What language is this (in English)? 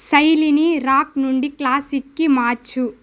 Telugu